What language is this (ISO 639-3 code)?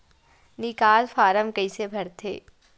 hne